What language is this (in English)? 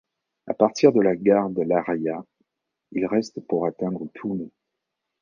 French